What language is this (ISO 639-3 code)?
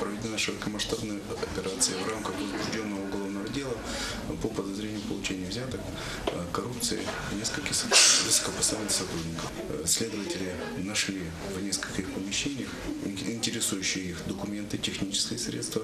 rus